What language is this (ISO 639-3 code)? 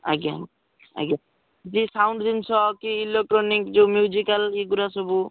ori